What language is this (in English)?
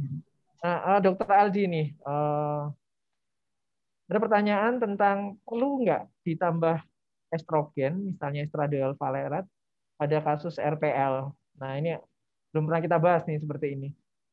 Indonesian